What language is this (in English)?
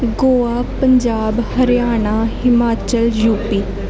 Punjabi